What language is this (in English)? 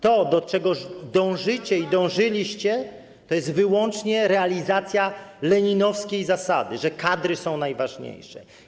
Polish